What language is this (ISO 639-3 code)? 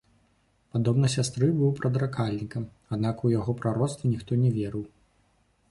bel